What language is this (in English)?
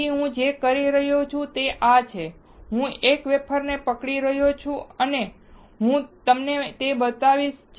Gujarati